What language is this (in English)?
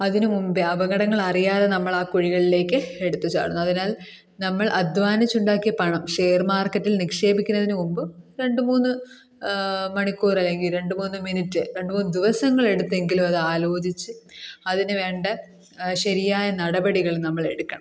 Malayalam